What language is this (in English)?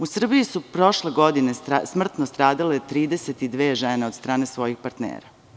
Serbian